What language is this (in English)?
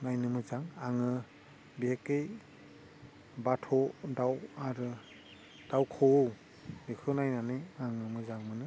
Bodo